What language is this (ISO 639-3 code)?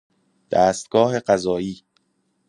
fas